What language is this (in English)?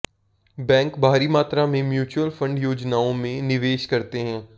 Hindi